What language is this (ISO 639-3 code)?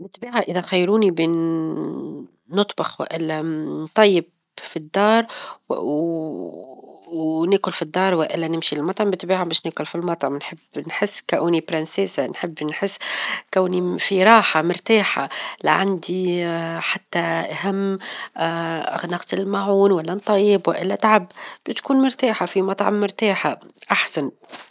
aeb